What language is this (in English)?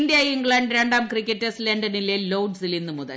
Malayalam